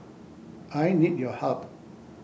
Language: English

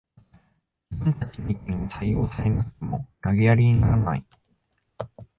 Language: Japanese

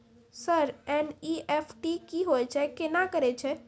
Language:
Maithili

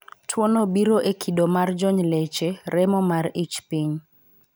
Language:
Luo (Kenya and Tanzania)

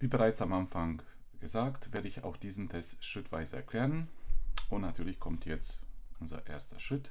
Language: German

